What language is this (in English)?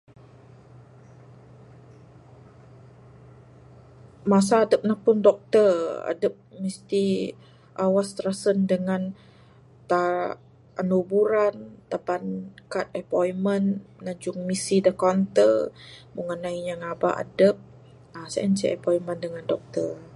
Bukar-Sadung Bidayuh